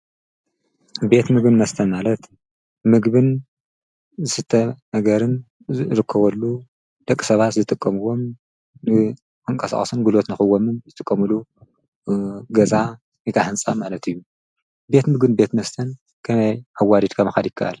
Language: Tigrinya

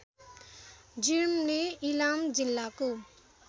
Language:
Nepali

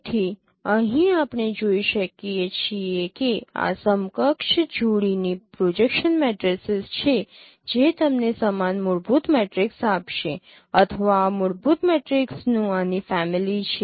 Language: Gujarati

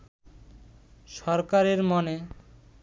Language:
Bangla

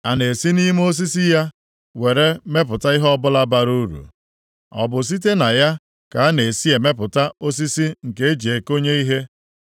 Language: Igbo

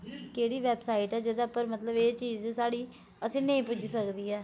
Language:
Dogri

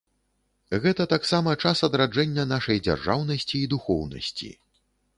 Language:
Belarusian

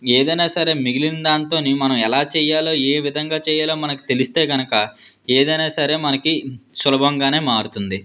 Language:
Telugu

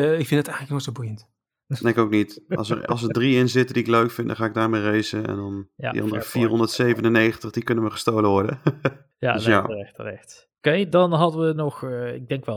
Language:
Dutch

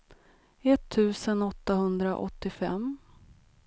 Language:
Swedish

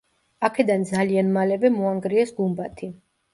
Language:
Georgian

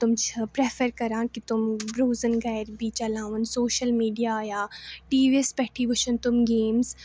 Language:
Kashmiri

